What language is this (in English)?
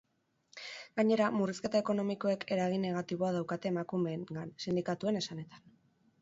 Basque